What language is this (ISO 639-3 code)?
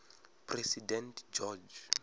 ven